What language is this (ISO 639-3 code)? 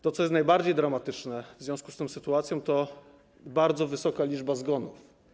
pol